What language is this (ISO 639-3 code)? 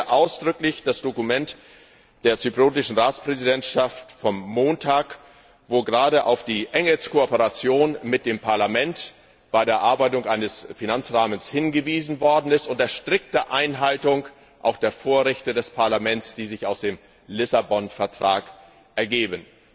deu